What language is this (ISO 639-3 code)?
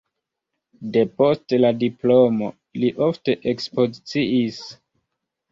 epo